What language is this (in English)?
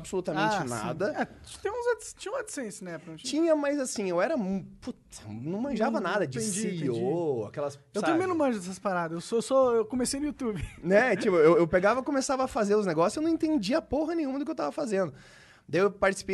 Portuguese